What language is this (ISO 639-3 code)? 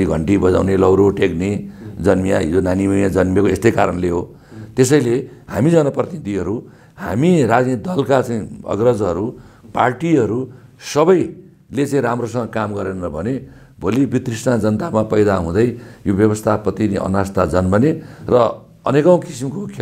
ron